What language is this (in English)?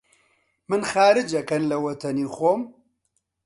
Central Kurdish